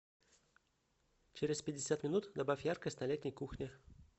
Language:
Russian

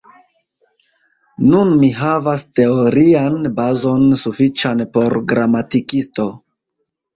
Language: Esperanto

